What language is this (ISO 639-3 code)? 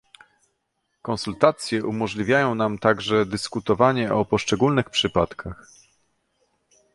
pol